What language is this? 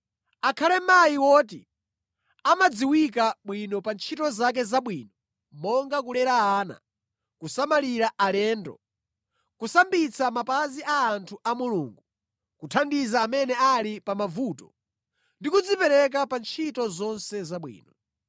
Nyanja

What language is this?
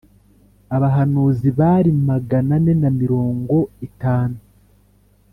Kinyarwanda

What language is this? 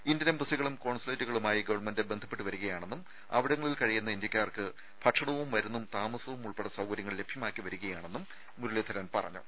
Malayalam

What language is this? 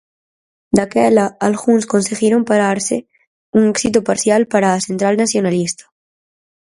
Galician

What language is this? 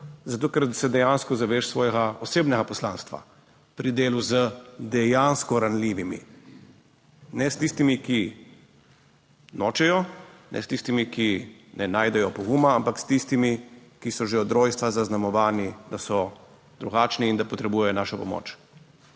Slovenian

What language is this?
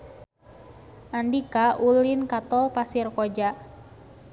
Sundanese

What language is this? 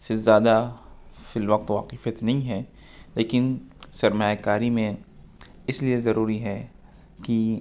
Urdu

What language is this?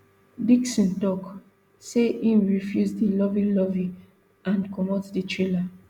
Nigerian Pidgin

